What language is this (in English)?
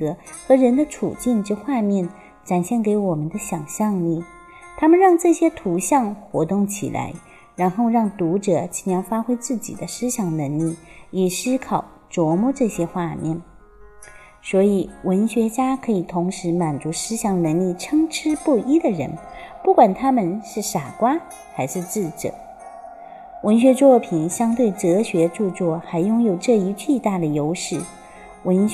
Chinese